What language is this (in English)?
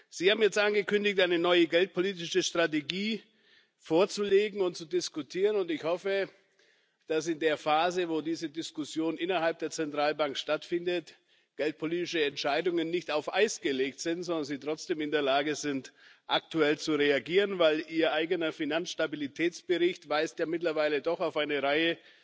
German